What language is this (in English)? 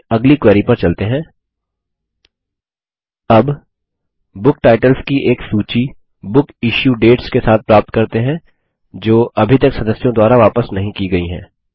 Hindi